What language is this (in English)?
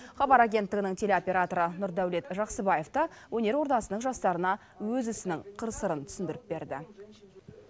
Kazakh